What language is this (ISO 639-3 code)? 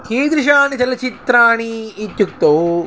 san